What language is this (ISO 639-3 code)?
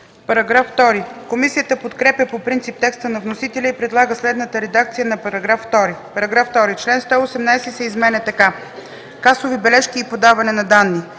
bul